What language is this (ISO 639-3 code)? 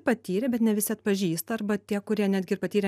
lit